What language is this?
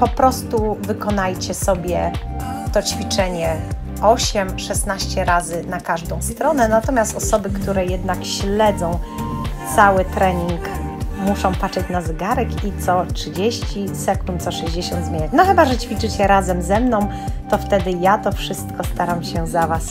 Polish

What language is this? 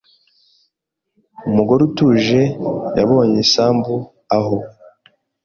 Kinyarwanda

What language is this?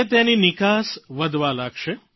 Gujarati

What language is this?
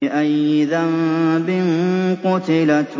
Arabic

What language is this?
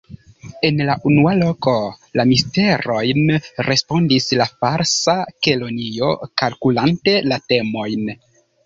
Esperanto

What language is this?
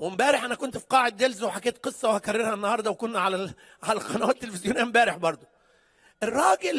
Arabic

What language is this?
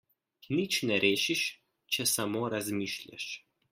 Slovenian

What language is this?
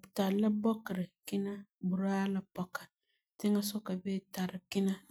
Frafra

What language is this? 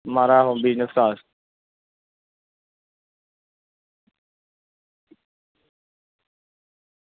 Dogri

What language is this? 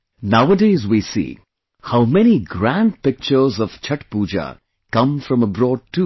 English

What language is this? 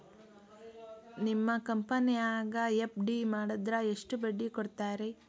Kannada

